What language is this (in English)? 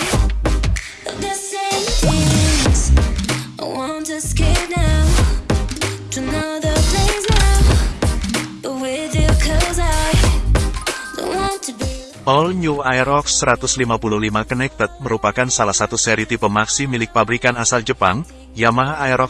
Indonesian